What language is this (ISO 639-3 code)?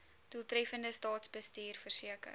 afr